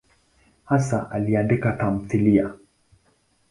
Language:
Swahili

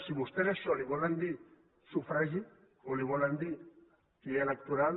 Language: Catalan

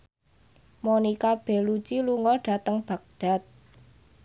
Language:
Javanese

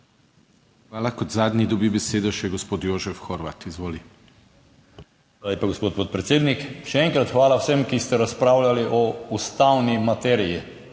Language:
Slovenian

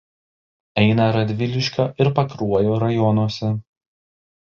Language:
Lithuanian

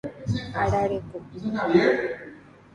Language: Guarani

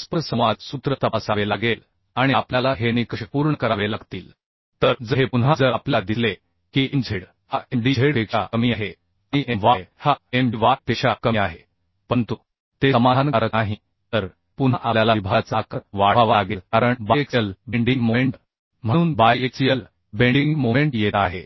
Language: Marathi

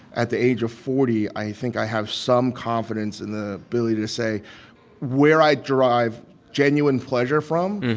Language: English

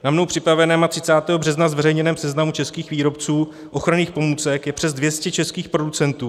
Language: Czech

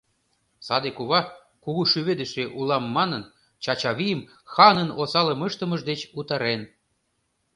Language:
Mari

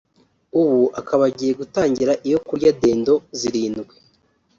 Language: Kinyarwanda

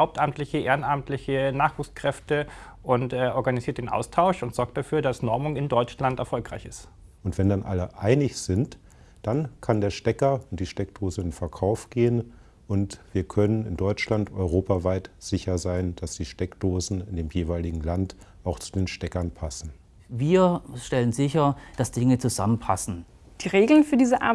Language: German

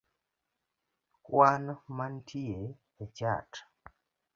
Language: Luo (Kenya and Tanzania)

